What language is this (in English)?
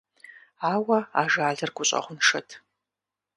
Kabardian